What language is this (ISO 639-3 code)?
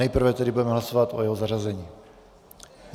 ces